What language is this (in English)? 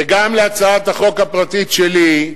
Hebrew